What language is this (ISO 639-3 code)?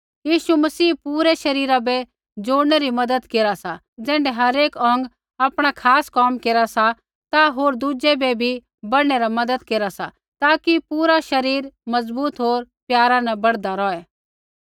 kfx